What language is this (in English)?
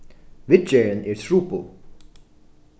Faroese